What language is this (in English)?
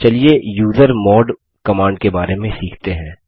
Hindi